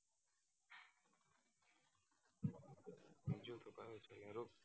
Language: Gujarati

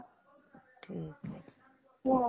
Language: Marathi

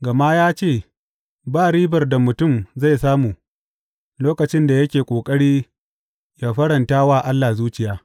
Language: Hausa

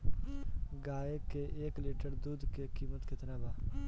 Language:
Bhojpuri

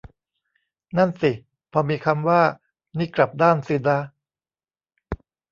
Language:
Thai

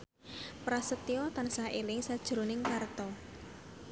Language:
Javanese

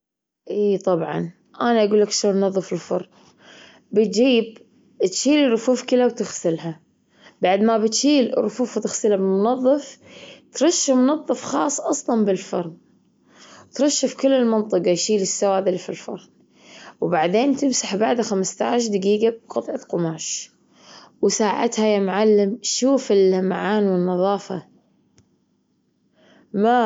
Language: Gulf Arabic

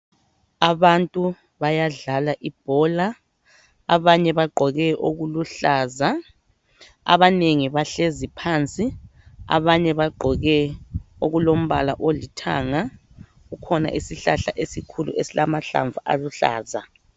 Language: North Ndebele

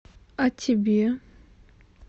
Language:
Russian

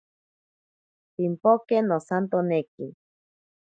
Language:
Ashéninka Perené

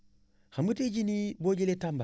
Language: Wolof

